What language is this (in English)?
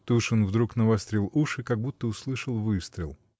Russian